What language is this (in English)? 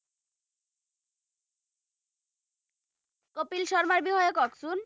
Assamese